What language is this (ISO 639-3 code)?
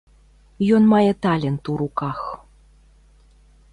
bel